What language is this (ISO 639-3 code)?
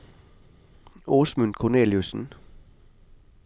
nor